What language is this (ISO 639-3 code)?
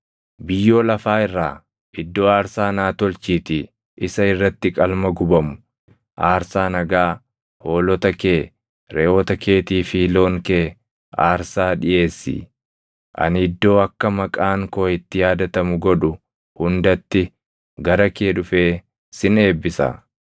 orm